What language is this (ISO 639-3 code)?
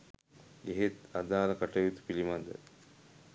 sin